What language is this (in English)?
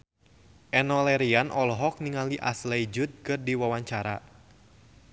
Sundanese